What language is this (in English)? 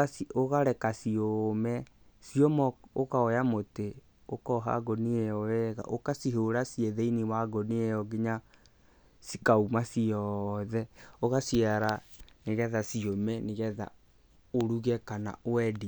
Kikuyu